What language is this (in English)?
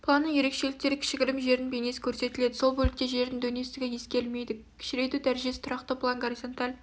Kazakh